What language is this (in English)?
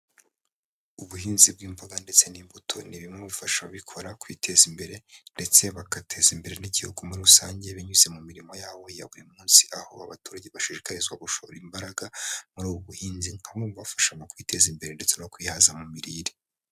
Kinyarwanda